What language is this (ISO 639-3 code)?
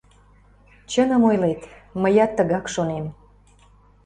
chm